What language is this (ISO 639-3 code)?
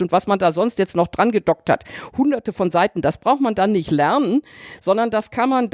deu